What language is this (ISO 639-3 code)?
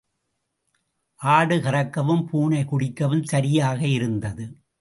tam